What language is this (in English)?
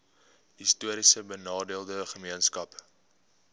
Afrikaans